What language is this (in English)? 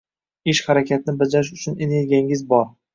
Uzbek